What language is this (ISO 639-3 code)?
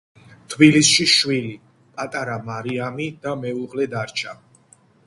kat